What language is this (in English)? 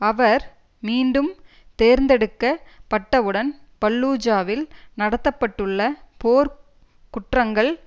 Tamil